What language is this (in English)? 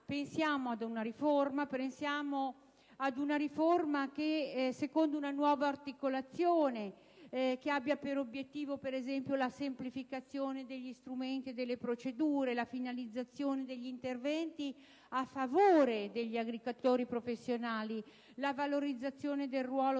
Italian